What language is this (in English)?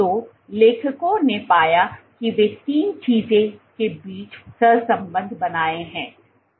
Hindi